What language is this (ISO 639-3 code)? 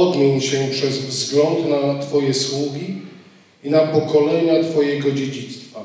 pol